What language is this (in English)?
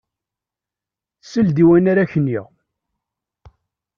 Kabyle